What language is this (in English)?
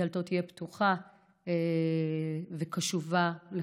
Hebrew